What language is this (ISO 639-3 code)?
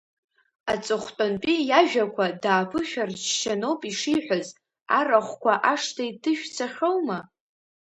abk